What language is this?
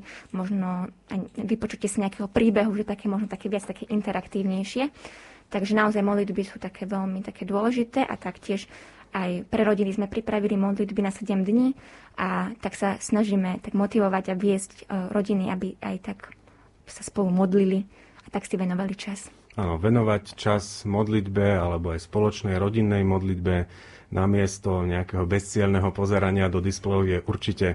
Slovak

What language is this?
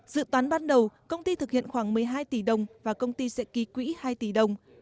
Vietnamese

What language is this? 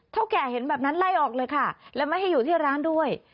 Thai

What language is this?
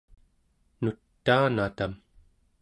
Central Yupik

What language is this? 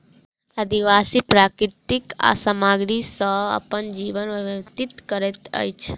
Maithili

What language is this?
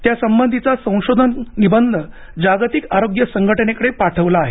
Marathi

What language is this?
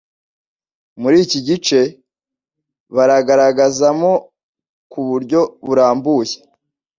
Kinyarwanda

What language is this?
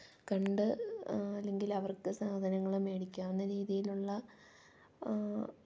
Malayalam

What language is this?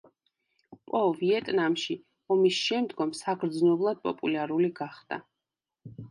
Georgian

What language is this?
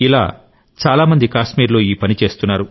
Telugu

